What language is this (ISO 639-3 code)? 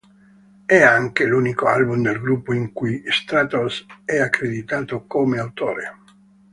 ita